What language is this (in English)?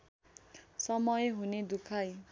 Nepali